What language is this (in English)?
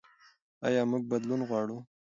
Pashto